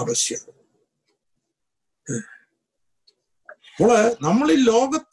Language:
Malayalam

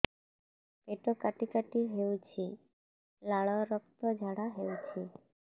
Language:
Odia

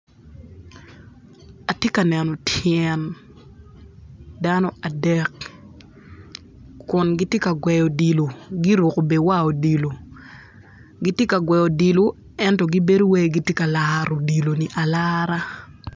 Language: Acoli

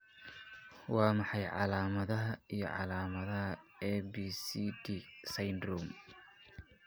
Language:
Somali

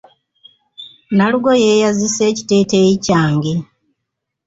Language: Ganda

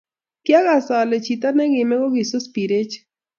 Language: Kalenjin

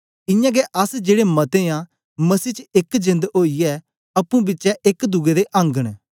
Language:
Dogri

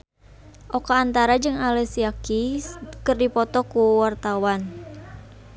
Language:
Sundanese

